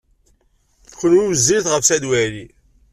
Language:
Kabyle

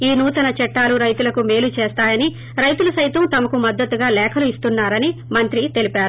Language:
Telugu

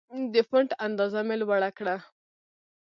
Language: Pashto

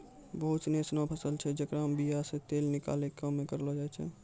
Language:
Maithili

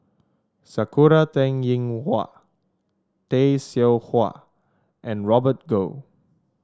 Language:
English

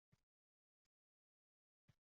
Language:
Uzbek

